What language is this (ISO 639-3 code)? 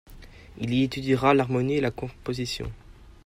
fra